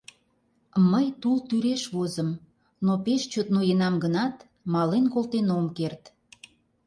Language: Mari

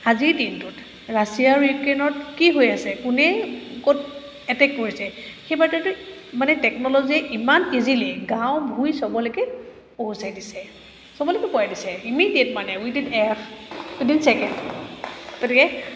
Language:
Assamese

